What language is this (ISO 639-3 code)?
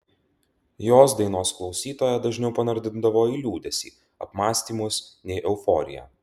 lit